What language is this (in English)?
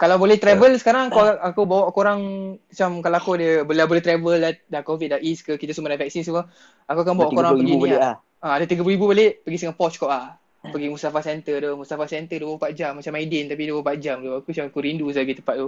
Malay